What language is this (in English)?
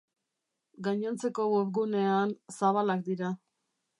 Basque